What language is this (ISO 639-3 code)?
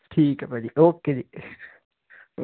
pan